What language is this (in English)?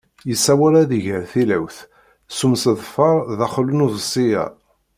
Kabyle